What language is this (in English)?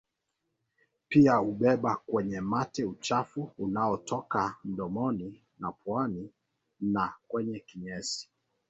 Swahili